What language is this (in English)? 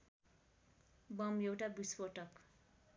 Nepali